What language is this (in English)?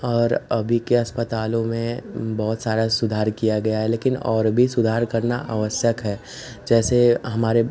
Hindi